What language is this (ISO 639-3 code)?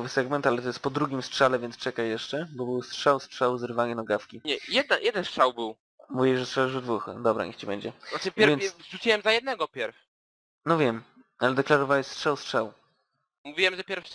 pol